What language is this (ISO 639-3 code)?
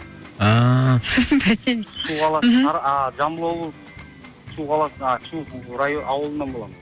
kaz